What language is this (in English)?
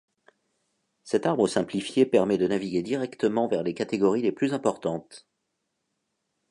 French